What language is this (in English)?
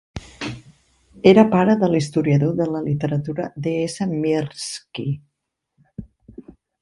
Catalan